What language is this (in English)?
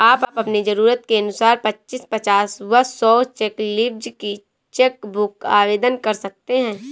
Hindi